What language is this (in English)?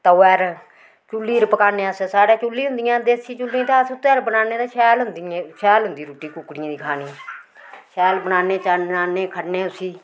Dogri